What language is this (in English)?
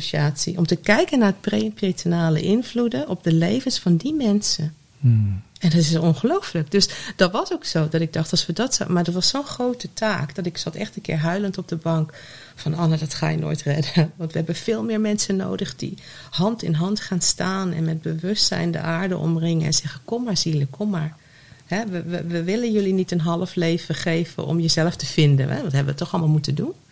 Dutch